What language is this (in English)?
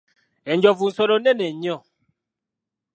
Ganda